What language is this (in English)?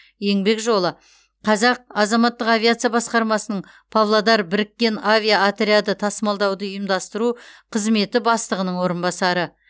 Kazakh